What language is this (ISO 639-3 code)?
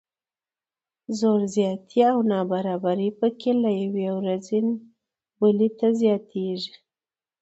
pus